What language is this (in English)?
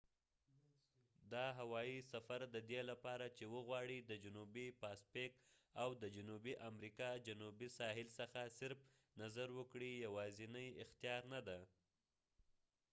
Pashto